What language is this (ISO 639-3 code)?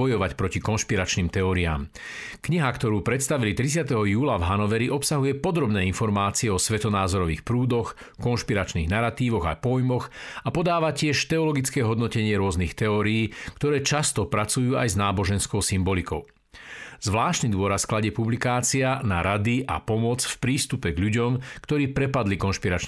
slk